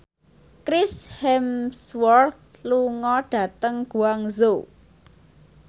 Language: Javanese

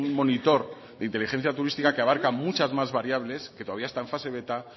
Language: Spanish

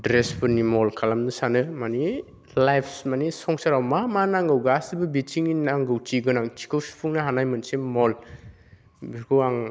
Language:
Bodo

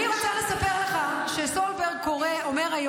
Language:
Hebrew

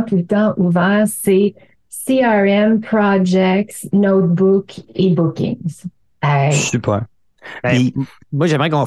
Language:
French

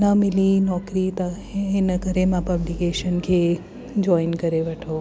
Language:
Sindhi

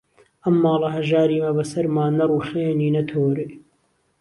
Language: Central Kurdish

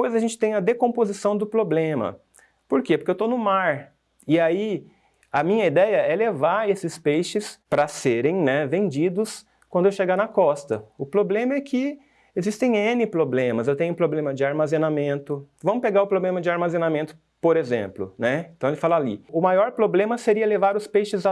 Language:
Portuguese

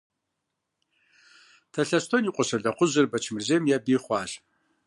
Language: Kabardian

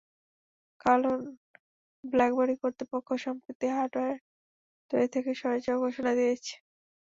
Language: Bangla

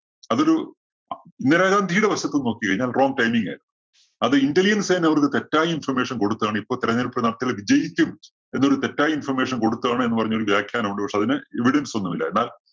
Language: Malayalam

